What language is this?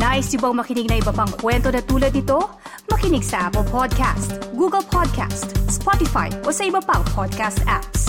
Filipino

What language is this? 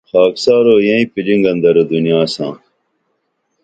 Dameli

